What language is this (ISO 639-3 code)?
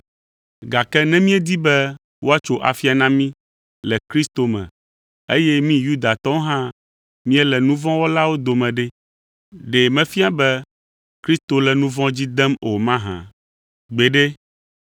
ewe